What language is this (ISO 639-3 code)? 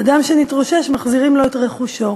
heb